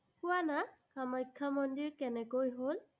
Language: Assamese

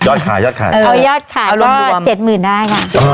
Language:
Thai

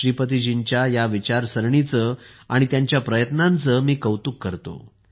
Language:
Marathi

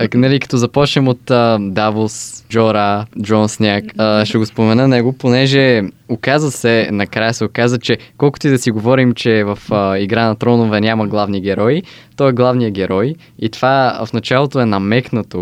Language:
Bulgarian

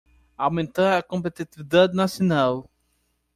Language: Portuguese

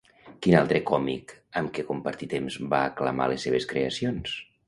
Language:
Catalan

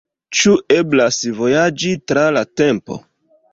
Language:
Esperanto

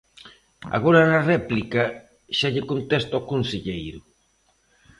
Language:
Galician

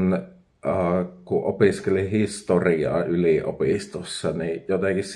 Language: Finnish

